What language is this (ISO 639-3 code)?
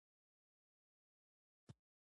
pus